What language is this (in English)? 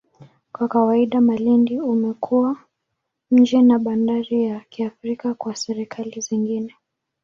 Swahili